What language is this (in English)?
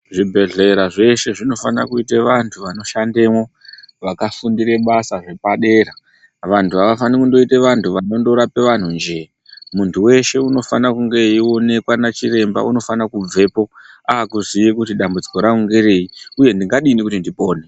Ndau